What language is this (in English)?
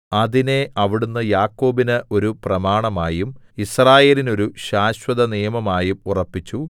Malayalam